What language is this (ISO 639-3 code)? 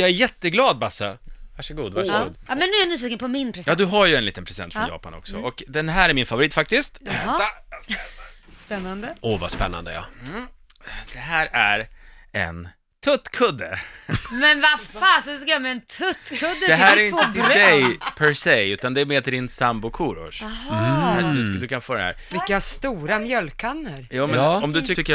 swe